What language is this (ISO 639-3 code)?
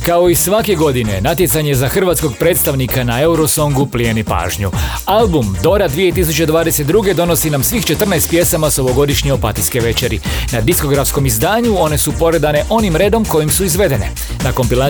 hrv